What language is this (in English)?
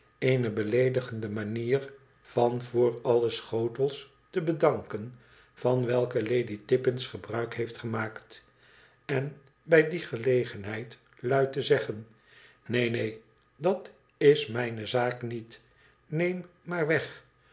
Dutch